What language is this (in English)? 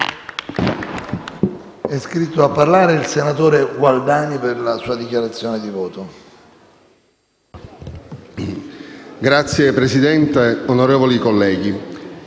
Italian